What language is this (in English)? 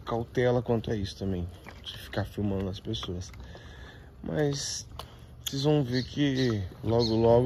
Portuguese